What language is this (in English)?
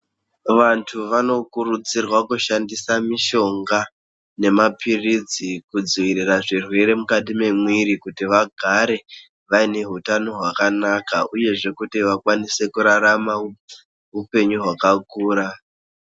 Ndau